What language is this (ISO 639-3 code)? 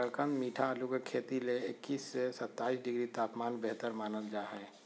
mag